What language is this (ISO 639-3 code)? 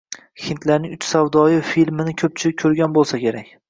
uzb